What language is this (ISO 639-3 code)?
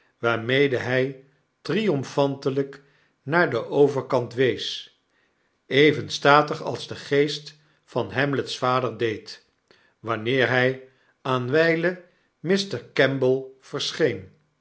nld